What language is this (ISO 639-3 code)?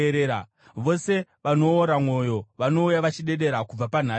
sna